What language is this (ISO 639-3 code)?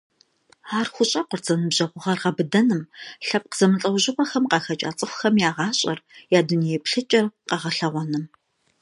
kbd